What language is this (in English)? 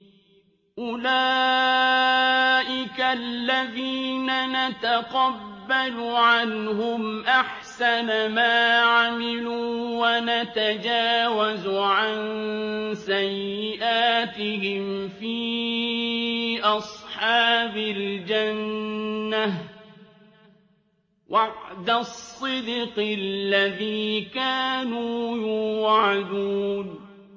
Arabic